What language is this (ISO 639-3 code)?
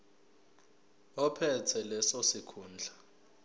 zul